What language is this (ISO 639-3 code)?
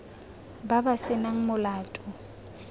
tsn